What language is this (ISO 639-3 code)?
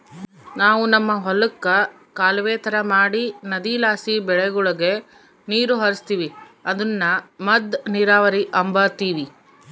kan